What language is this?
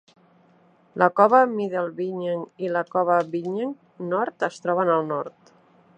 Catalan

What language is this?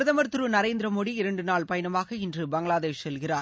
Tamil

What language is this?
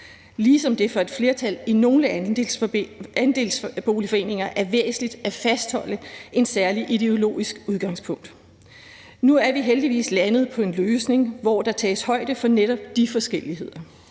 Danish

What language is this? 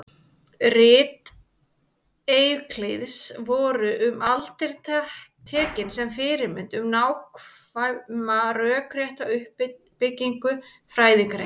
Icelandic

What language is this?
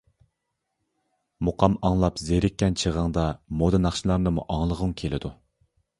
Uyghur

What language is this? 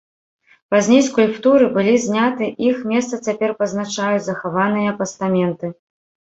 Belarusian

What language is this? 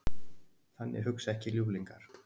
Icelandic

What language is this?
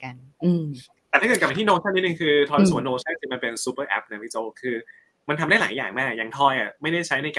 Thai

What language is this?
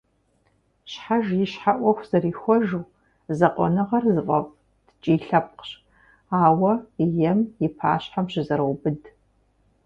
Kabardian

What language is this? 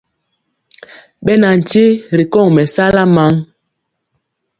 Mpiemo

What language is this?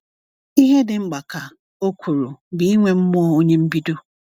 Igbo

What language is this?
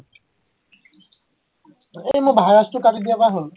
Assamese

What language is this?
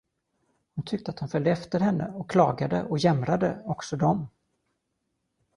Swedish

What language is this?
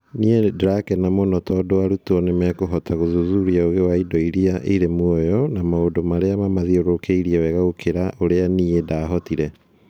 Kikuyu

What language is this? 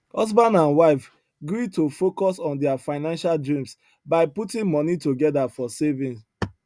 Nigerian Pidgin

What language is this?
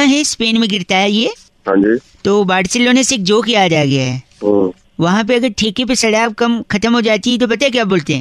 Hindi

